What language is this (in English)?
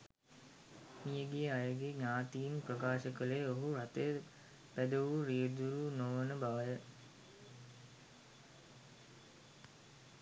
Sinhala